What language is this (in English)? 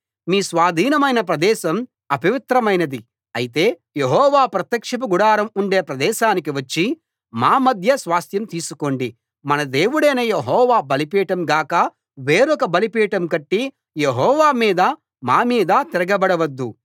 Telugu